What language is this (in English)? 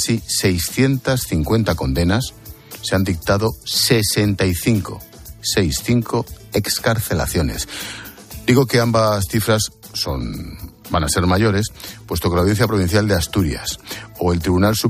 Spanish